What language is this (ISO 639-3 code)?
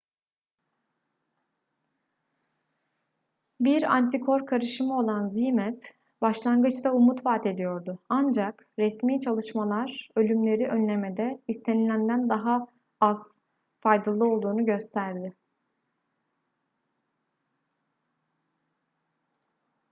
tur